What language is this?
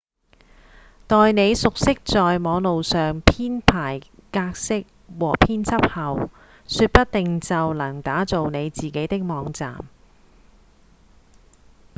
Cantonese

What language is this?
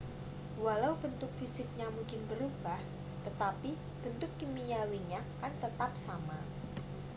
Indonesian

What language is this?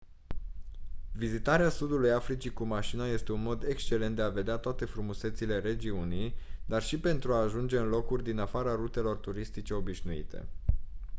Romanian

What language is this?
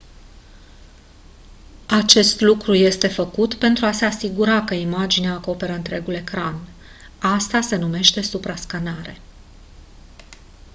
Romanian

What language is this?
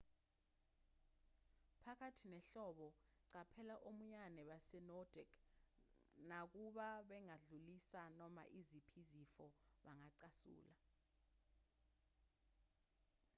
Zulu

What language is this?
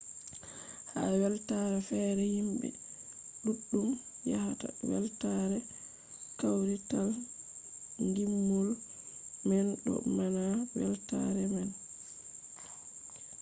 Fula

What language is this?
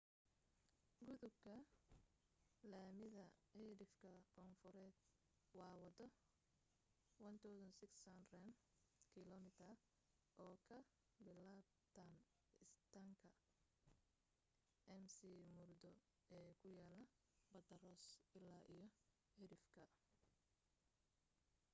Somali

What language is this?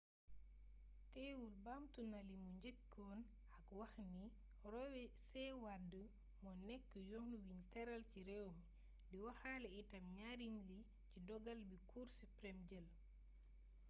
Wolof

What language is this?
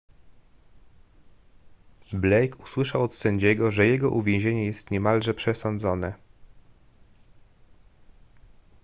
Polish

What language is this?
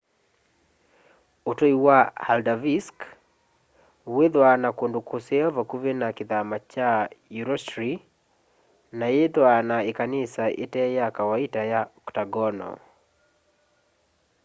Kamba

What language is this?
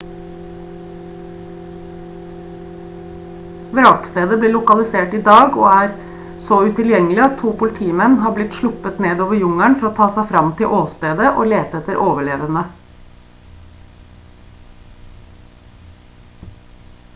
Norwegian Bokmål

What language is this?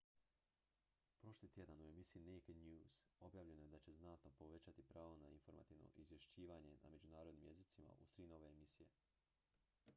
Croatian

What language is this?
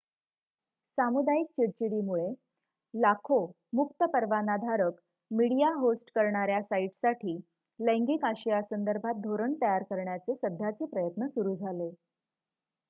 Marathi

